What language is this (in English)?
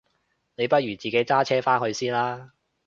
Cantonese